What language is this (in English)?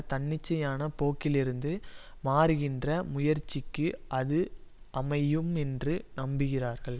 Tamil